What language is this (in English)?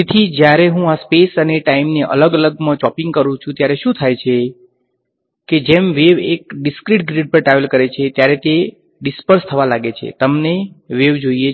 Gujarati